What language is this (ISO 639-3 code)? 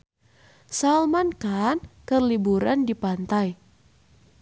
sun